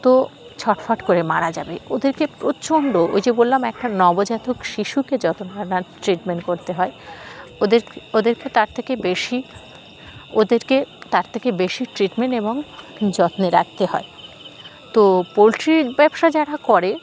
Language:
Bangla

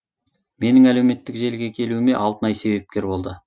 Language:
Kazakh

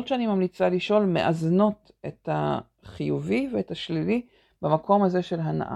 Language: Hebrew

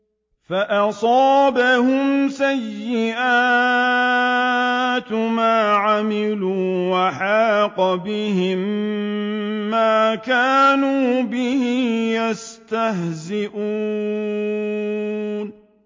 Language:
Arabic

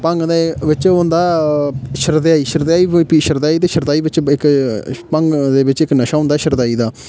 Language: Dogri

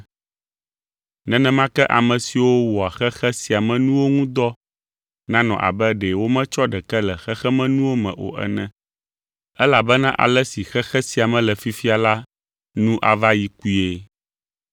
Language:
Ewe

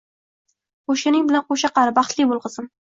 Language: Uzbek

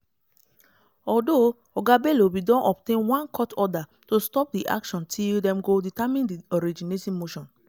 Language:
Nigerian Pidgin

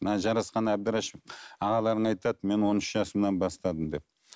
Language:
Kazakh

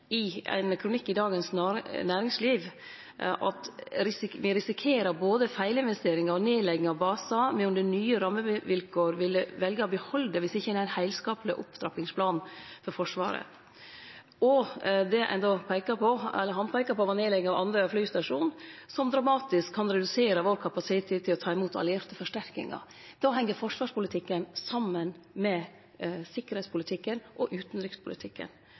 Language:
Norwegian Nynorsk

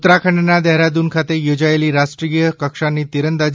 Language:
Gujarati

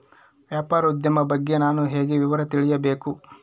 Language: Kannada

